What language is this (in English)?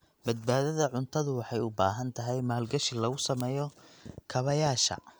Somali